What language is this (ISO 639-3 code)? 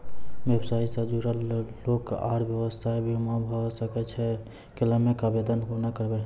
mai